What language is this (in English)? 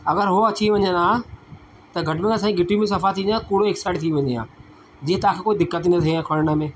Sindhi